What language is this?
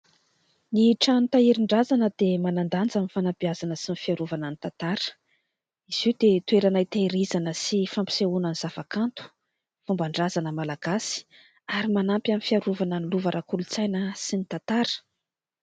Malagasy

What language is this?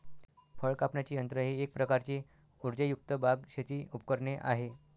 Marathi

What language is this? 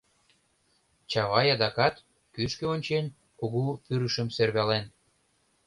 Mari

